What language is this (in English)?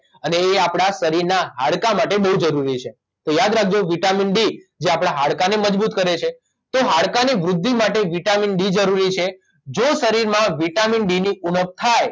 Gujarati